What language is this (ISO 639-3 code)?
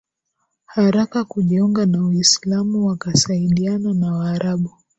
swa